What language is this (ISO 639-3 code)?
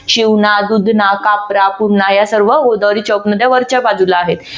mar